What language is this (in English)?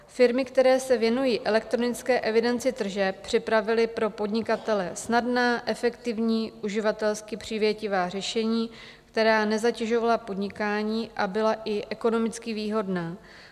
Czech